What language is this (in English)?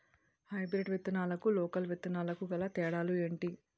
Telugu